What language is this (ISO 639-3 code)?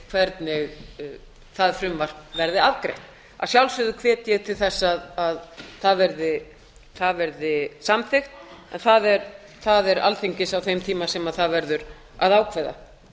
isl